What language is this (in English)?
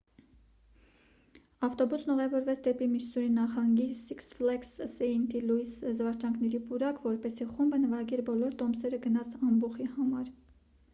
Armenian